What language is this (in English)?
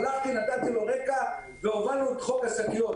Hebrew